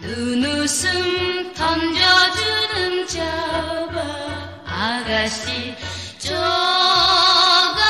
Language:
Korean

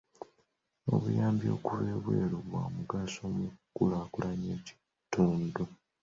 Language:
Ganda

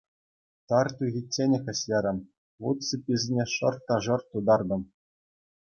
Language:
Chuvash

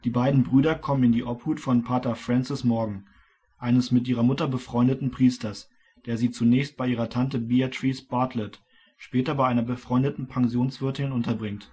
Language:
German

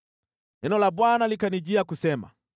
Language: Swahili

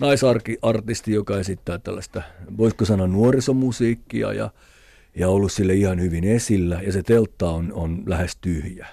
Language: Finnish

